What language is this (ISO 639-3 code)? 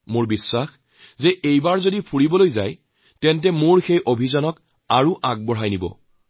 asm